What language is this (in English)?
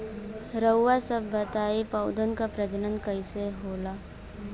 Bhojpuri